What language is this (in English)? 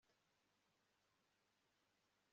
Kinyarwanda